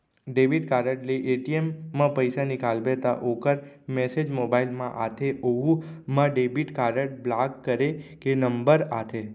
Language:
Chhattisgarhi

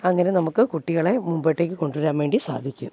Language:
Malayalam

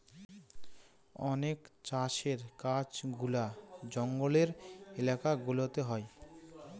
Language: Bangla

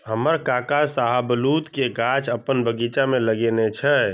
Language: Maithili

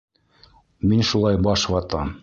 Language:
Bashkir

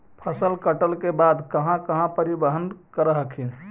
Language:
Magahi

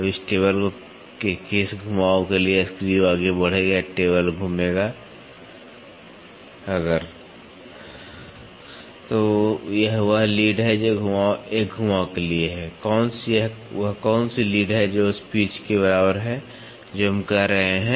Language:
Hindi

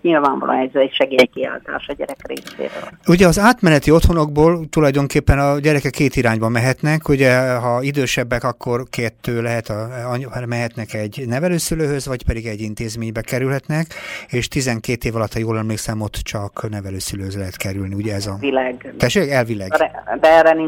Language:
Hungarian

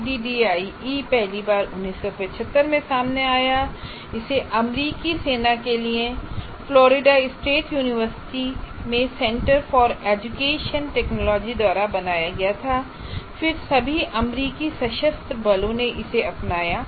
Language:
Hindi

